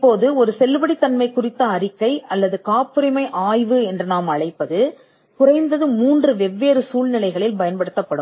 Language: Tamil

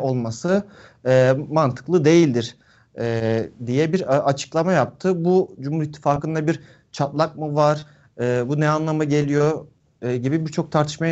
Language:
Turkish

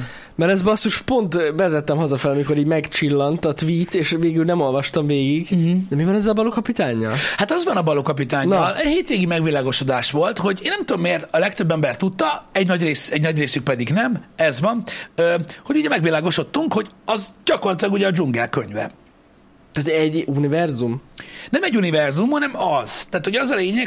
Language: Hungarian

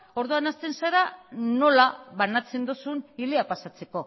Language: Basque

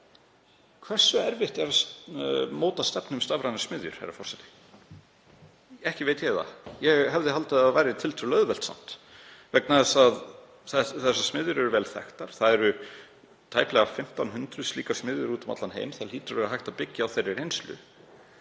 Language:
Icelandic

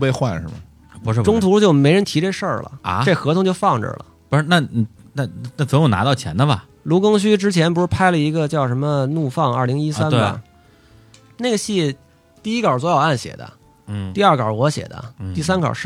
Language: Chinese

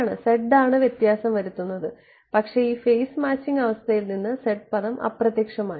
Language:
Malayalam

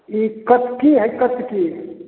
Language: Maithili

